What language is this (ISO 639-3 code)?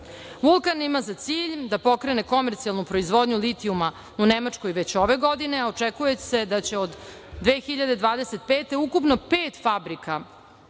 srp